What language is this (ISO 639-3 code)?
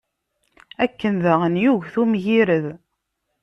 kab